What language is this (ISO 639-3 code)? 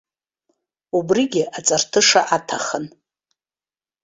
abk